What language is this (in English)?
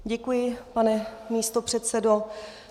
Czech